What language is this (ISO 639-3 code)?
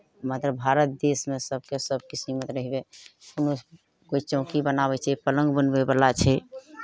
mai